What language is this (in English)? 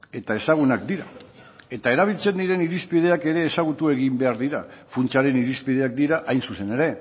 Basque